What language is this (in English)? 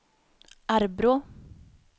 Swedish